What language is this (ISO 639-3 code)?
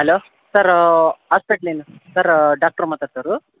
kan